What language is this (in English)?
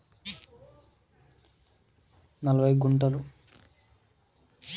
Telugu